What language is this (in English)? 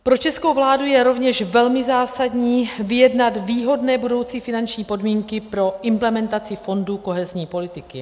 Czech